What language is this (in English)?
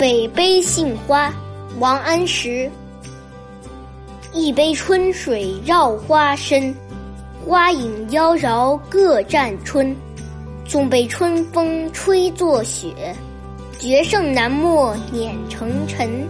Chinese